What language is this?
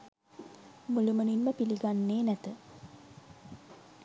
Sinhala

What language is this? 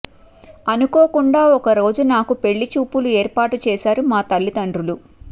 Telugu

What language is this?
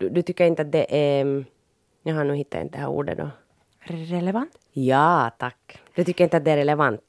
Swedish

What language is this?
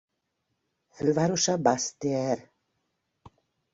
Hungarian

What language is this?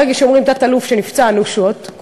Hebrew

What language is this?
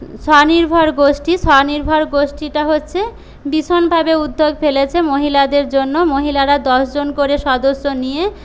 Bangla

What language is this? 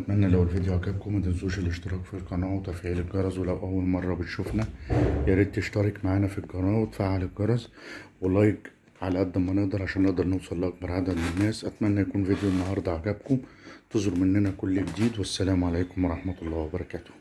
Arabic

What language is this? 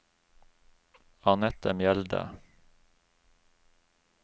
Norwegian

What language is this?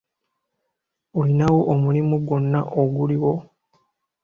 Ganda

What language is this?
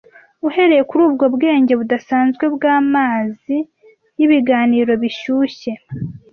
Kinyarwanda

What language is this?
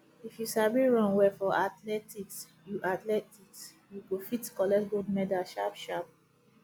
Nigerian Pidgin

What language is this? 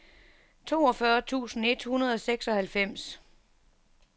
Danish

